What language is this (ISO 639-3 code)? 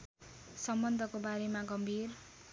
nep